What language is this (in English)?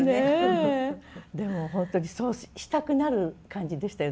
Japanese